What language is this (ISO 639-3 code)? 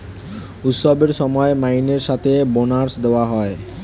ben